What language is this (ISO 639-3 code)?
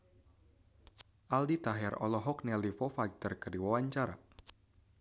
sun